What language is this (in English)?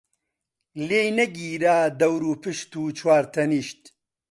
Central Kurdish